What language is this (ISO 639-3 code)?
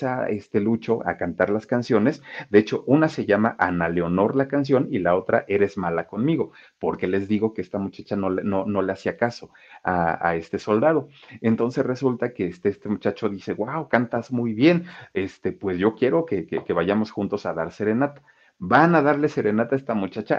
spa